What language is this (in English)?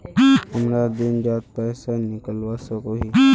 Magahi